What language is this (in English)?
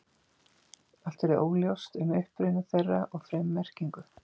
Icelandic